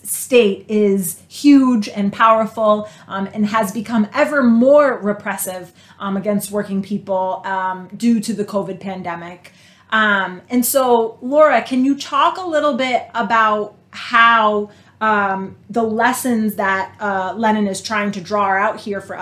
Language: English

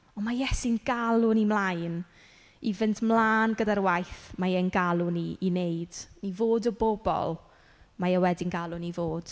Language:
Welsh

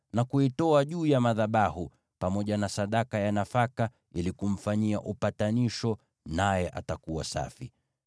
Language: Swahili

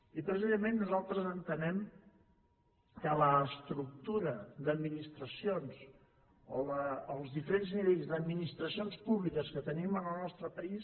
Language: Catalan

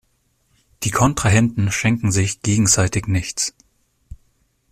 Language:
German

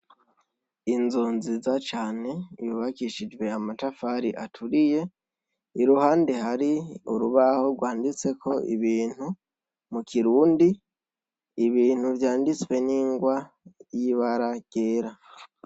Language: Rundi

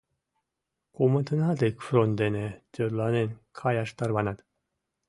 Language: Mari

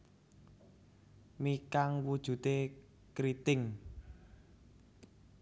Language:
Javanese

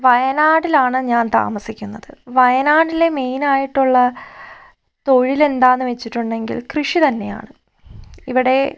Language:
Malayalam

